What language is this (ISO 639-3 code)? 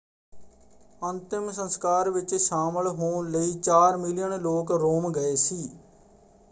pan